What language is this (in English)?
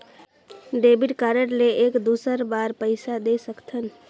Chhattisgarhi